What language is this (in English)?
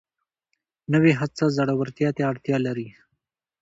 Pashto